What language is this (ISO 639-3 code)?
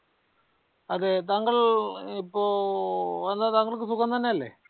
mal